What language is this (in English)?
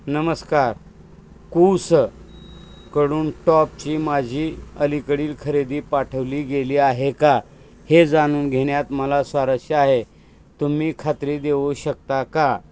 Marathi